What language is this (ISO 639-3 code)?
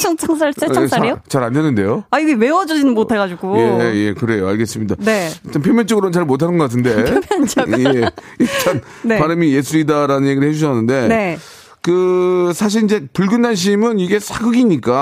kor